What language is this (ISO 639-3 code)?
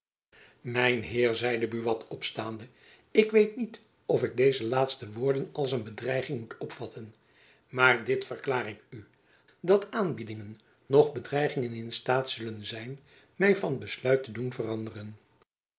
nld